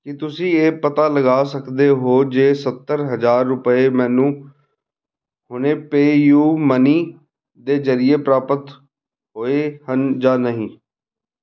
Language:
Punjabi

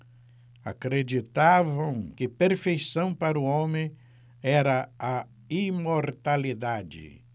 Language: Portuguese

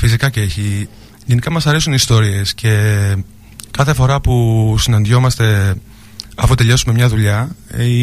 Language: Greek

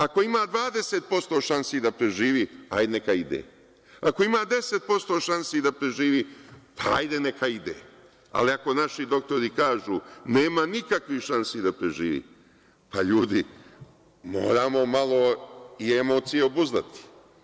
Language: Serbian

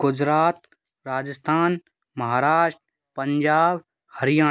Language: Hindi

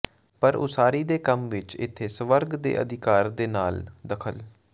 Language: Punjabi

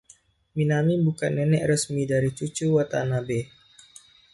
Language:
Indonesian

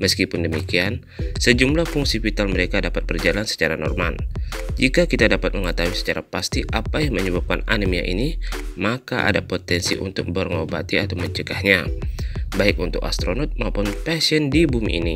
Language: Indonesian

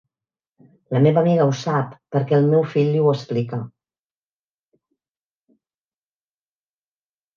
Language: Catalan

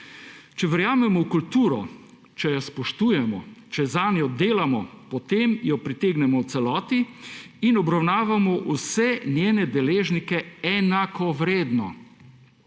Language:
Slovenian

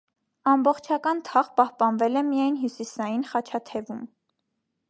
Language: Armenian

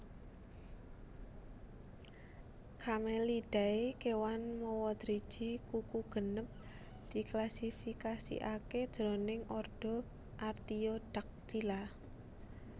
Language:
Javanese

